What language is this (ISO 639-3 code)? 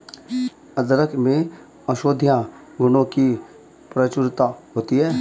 hin